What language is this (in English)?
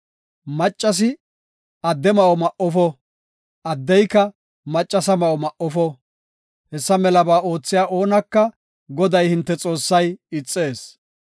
Gofa